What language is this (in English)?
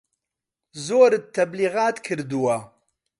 Central Kurdish